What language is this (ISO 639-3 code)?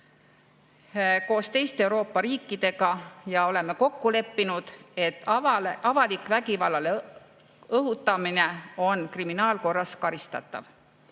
est